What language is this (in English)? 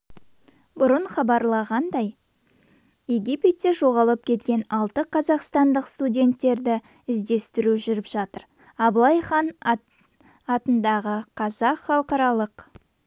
Kazakh